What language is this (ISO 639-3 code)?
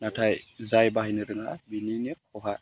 brx